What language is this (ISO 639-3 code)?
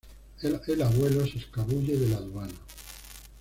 spa